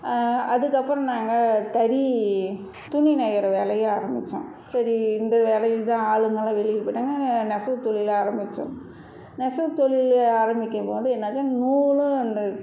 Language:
Tamil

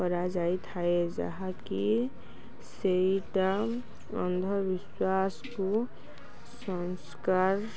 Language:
Odia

